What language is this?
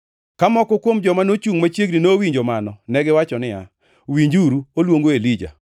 Luo (Kenya and Tanzania)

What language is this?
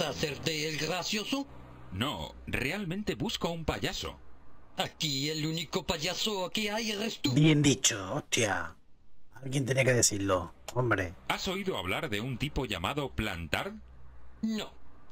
Spanish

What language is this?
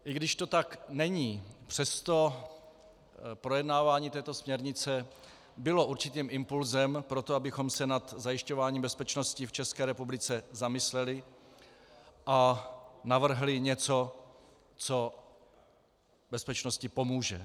Czech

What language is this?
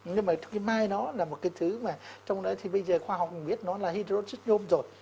Vietnamese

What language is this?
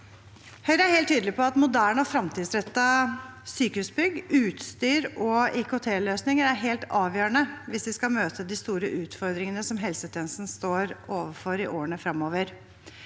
Norwegian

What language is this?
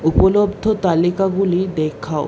Bangla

